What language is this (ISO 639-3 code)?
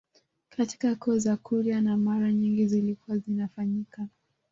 swa